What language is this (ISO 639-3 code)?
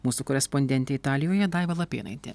lit